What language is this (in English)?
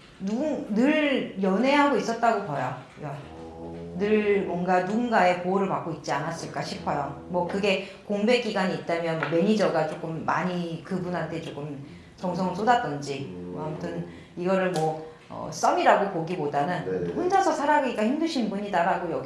Korean